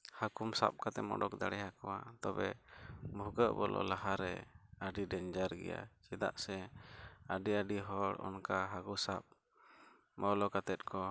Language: Santali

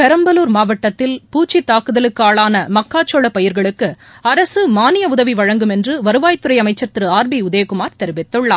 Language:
Tamil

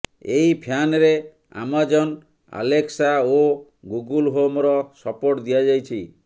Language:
Odia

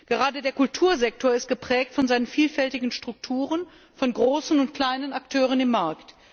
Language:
German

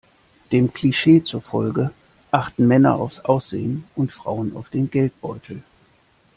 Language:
German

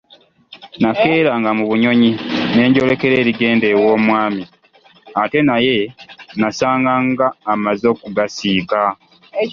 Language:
Ganda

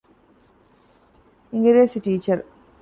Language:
Divehi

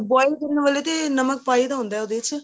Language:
Punjabi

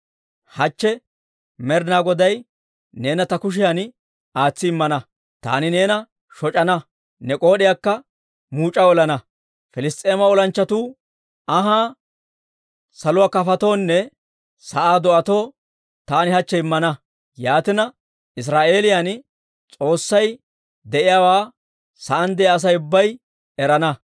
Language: Dawro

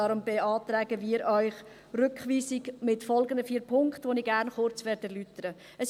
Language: Swiss German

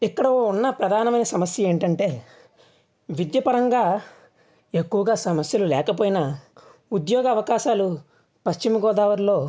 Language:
Telugu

